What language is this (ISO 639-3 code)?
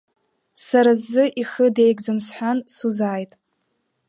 abk